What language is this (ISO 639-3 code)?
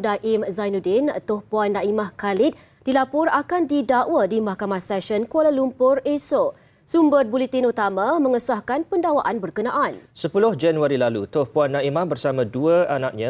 msa